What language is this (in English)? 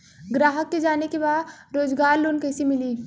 Bhojpuri